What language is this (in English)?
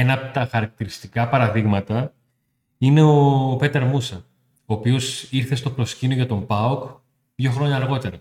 Greek